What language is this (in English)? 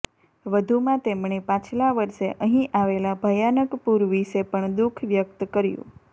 Gujarati